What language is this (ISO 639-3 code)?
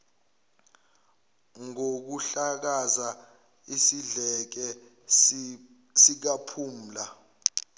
zul